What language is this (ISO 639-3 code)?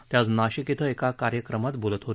mar